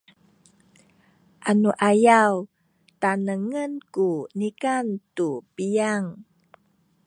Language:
Sakizaya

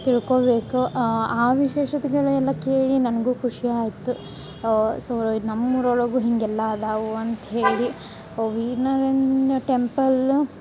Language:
Kannada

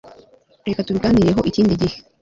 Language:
Kinyarwanda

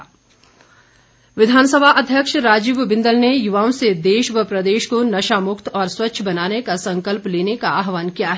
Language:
Hindi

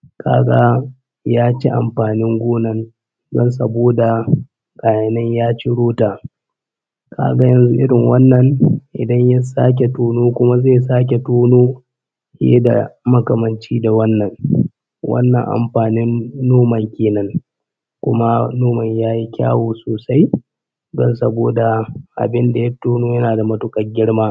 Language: Hausa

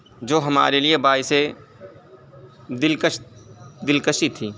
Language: Urdu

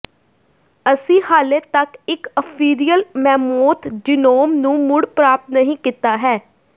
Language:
Punjabi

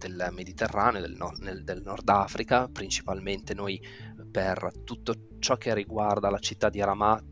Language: Italian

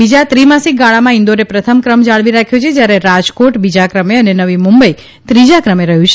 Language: Gujarati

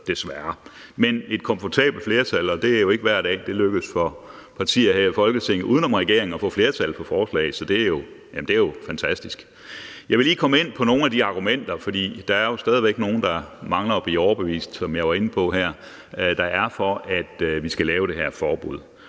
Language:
Danish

